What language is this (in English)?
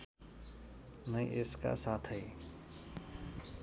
Nepali